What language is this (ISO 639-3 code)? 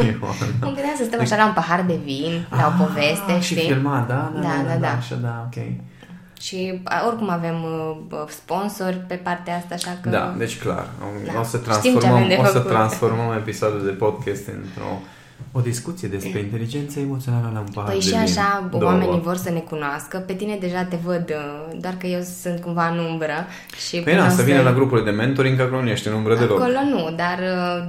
ron